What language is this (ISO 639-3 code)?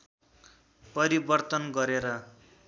nep